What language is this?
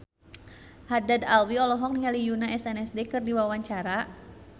Sundanese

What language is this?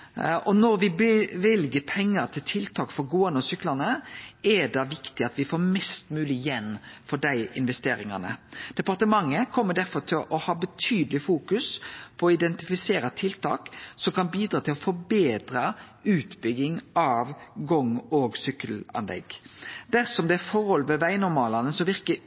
Norwegian Nynorsk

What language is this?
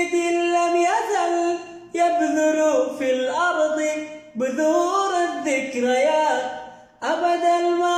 Arabic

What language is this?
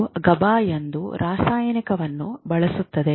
Kannada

